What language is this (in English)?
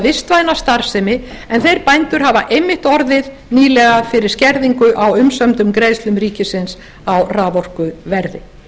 Icelandic